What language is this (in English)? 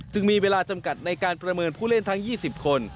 Thai